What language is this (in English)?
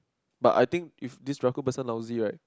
English